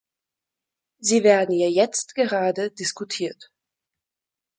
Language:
German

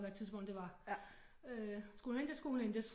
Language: Danish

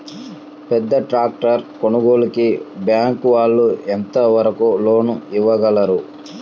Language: Telugu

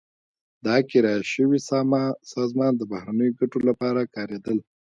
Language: Pashto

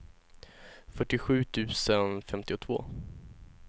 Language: Swedish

